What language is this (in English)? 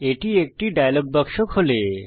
Bangla